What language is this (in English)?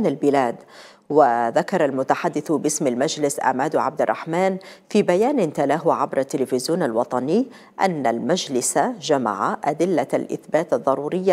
Arabic